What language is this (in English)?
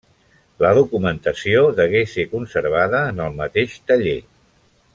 Catalan